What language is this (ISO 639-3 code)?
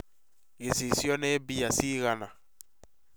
kik